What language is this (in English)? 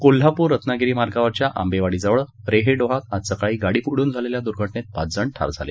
Marathi